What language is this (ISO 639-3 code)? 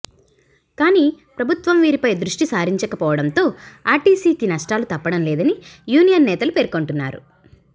tel